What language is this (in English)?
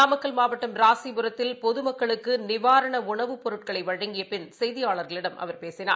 Tamil